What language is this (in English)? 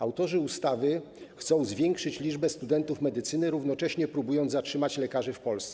Polish